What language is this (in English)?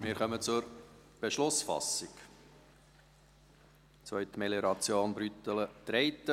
Swiss German